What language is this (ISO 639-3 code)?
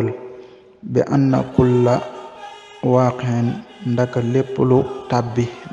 ara